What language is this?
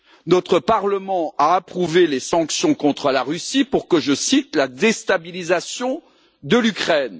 French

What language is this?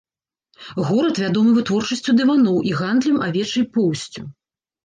Belarusian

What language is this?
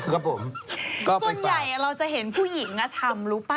Thai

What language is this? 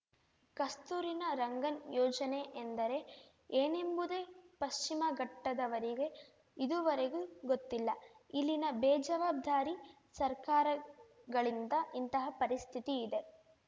Kannada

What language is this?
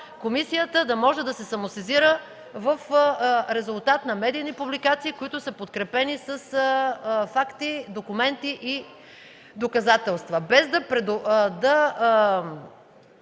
Bulgarian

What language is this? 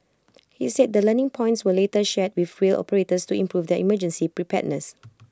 English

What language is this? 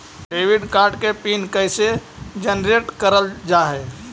Magahi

